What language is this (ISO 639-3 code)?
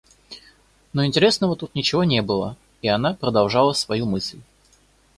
rus